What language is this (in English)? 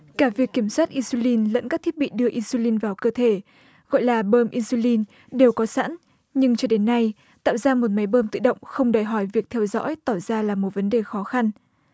Vietnamese